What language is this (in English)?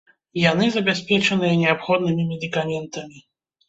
Belarusian